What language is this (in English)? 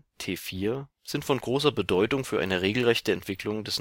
German